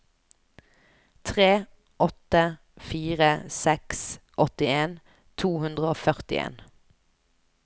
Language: Norwegian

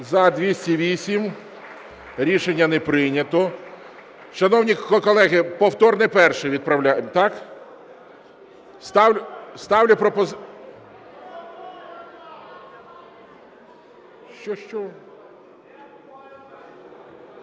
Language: Ukrainian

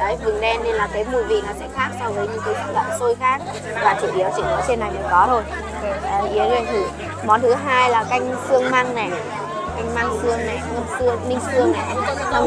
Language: Vietnamese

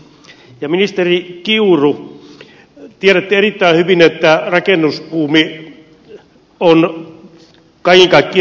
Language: Finnish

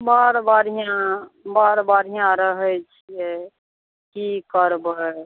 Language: Maithili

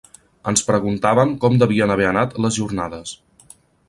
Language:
Catalan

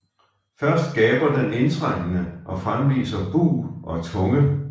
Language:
Danish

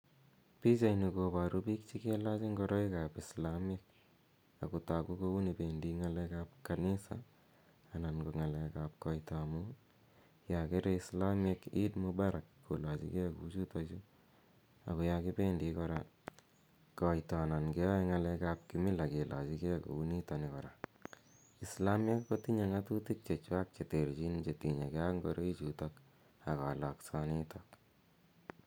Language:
Kalenjin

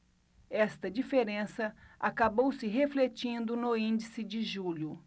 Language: Portuguese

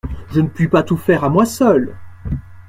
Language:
French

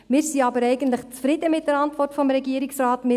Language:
Swiss German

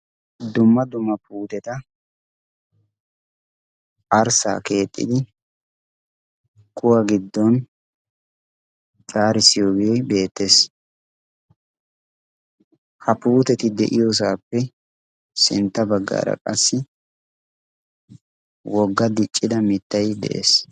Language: Wolaytta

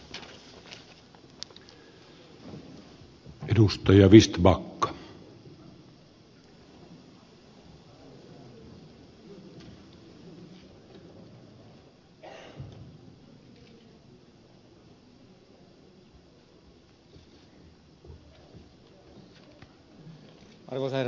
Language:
Finnish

